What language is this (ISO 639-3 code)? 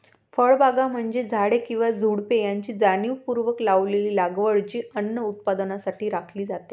mar